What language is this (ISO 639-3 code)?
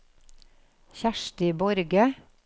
nor